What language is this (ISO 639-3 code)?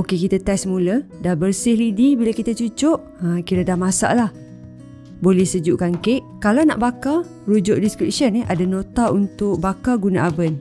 msa